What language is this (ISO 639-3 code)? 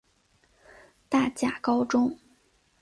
zho